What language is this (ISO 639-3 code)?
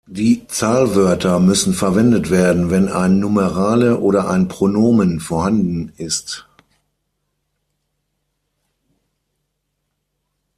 deu